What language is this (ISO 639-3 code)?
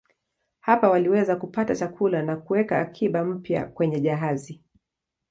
swa